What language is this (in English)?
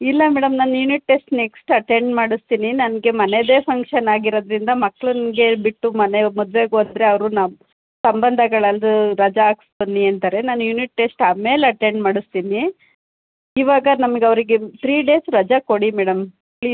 Kannada